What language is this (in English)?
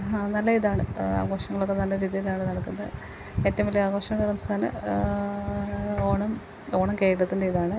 Malayalam